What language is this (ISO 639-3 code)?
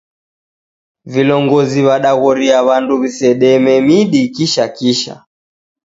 dav